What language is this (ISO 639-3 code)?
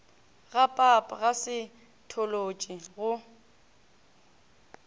nso